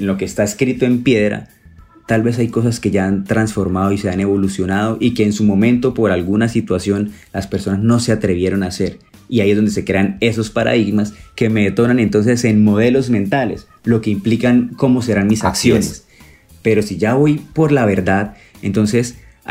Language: Spanish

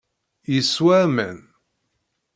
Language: Kabyle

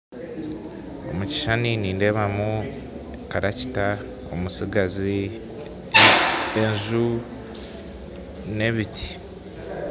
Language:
Nyankole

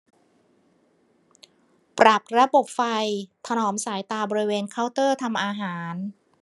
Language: Thai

